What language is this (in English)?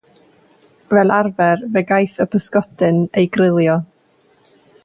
Welsh